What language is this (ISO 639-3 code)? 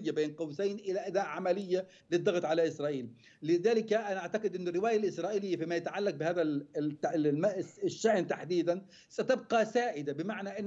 ara